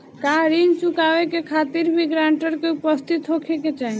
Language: Bhojpuri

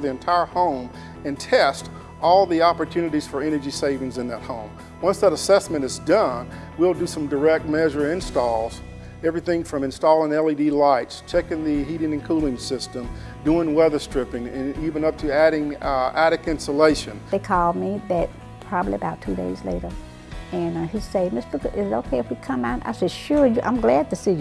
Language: English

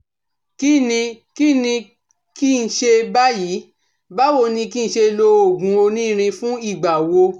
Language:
Yoruba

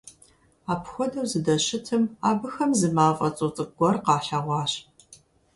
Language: Kabardian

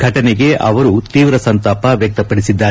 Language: Kannada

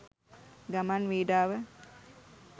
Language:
Sinhala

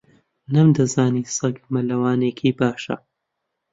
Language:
Central Kurdish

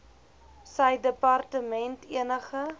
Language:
Afrikaans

